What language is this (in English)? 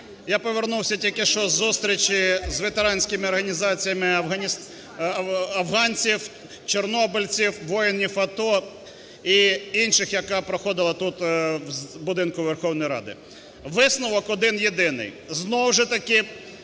Ukrainian